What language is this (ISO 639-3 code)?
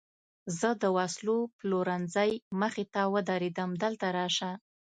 pus